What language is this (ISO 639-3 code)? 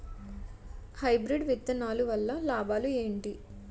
tel